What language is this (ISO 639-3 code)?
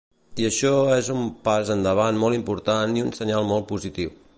cat